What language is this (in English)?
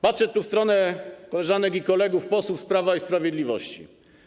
Polish